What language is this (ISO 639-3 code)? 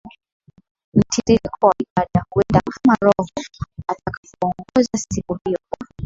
swa